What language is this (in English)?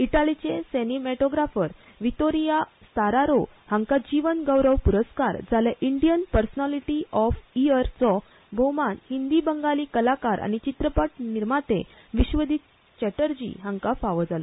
Konkani